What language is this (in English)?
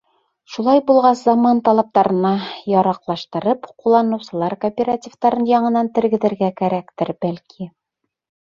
Bashkir